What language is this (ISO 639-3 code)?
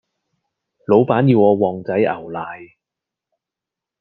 yue